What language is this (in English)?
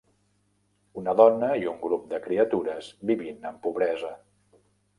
Catalan